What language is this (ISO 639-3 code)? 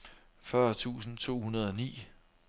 dan